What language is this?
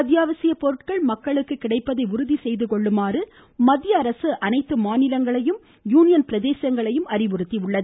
Tamil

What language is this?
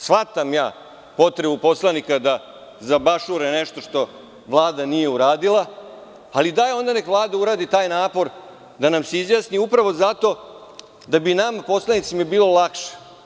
Serbian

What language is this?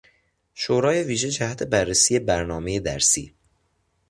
Persian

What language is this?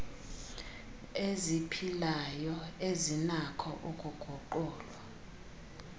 Xhosa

